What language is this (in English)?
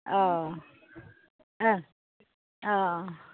Bodo